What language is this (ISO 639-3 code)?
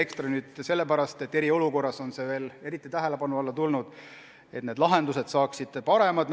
est